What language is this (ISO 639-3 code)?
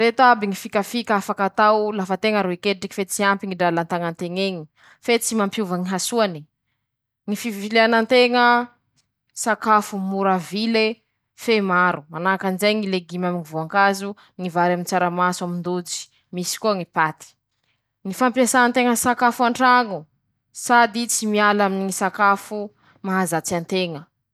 msh